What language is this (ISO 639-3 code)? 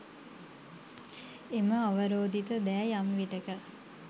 sin